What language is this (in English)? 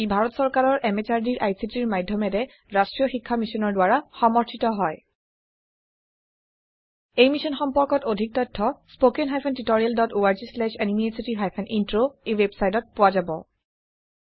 Assamese